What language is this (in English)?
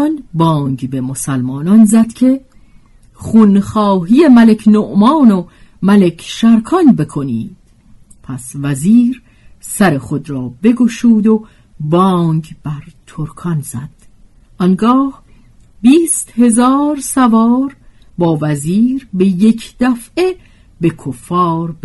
Persian